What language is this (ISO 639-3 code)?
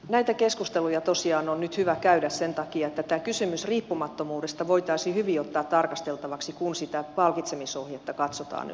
fin